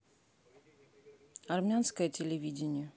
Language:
Russian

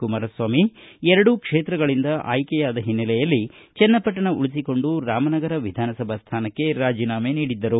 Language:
Kannada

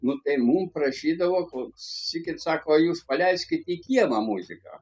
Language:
Lithuanian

